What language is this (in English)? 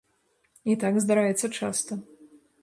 Belarusian